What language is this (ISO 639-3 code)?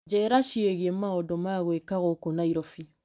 kik